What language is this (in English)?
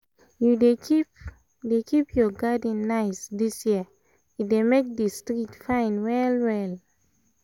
Nigerian Pidgin